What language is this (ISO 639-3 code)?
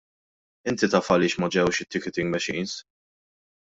mlt